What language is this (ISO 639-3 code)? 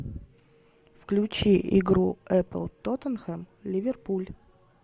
rus